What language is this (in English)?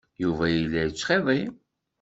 Kabyle